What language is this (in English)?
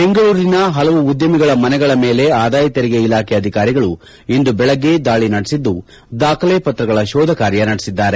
Kannada